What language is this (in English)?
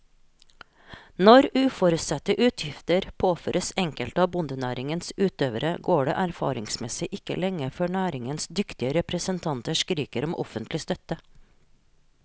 Norwegian